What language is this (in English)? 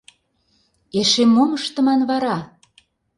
Mari